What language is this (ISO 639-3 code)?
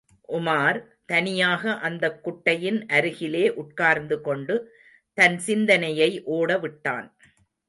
tam